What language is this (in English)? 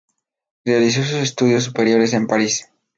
Spanish